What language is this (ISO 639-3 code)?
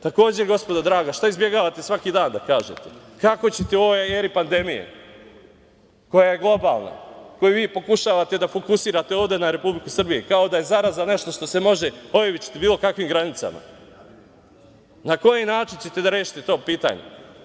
srp